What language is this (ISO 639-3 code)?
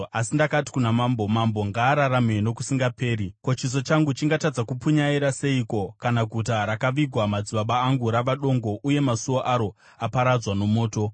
sna